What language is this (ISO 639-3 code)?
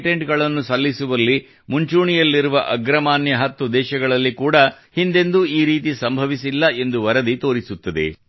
kan